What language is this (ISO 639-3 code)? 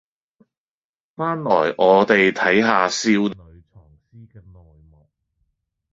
yue